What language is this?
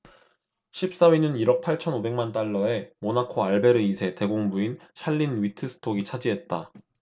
Korean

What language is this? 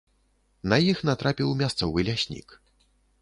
Belarusian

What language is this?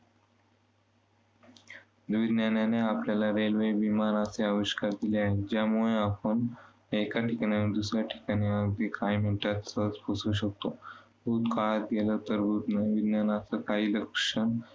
Marathi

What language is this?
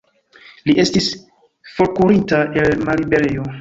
Esperanto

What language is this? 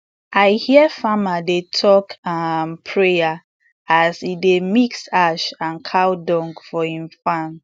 Nigerian Pidgin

